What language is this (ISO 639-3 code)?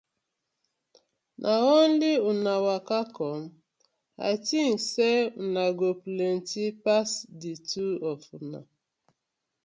pcm